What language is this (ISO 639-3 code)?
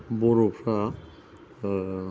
brx